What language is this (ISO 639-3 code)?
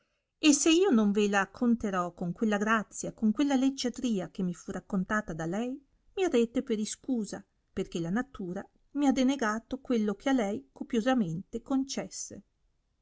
ita